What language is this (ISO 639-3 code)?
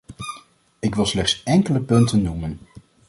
nld